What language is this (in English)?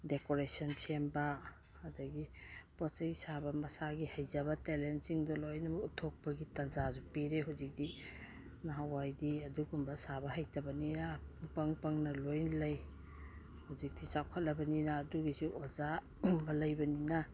Manipuri